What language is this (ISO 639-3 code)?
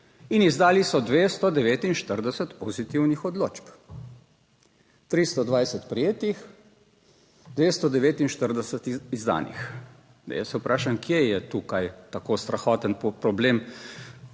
slv